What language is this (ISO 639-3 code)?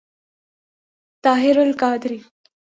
urd